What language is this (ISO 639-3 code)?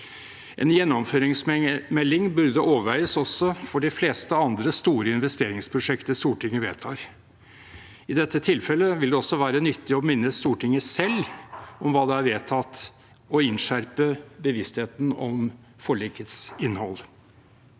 nor